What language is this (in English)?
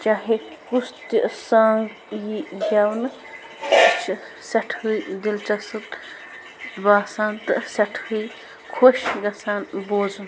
Kashmiri